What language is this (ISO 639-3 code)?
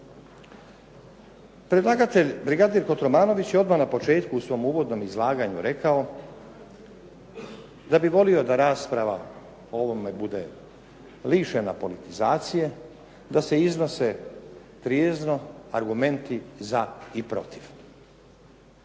hrv